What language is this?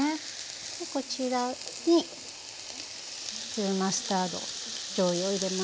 Japanese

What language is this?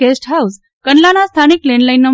Gujarati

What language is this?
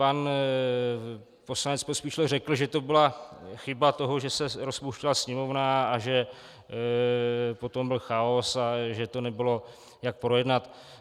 Czech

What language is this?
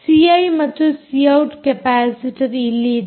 Kannada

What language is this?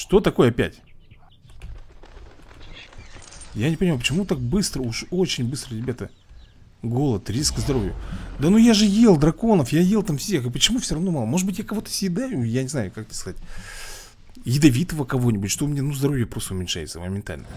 Russian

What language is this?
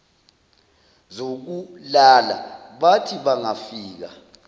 Zulu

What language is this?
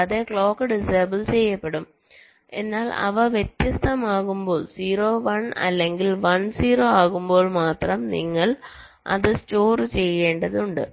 Malayalam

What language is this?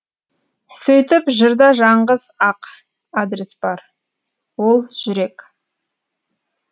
Kazakh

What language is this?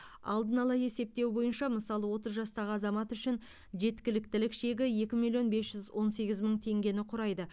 Kazakh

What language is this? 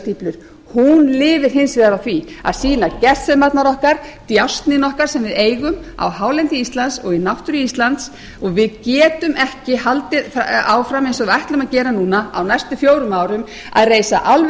Icelandic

